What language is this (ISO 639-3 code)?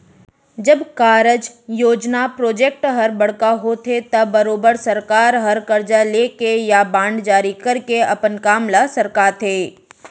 hne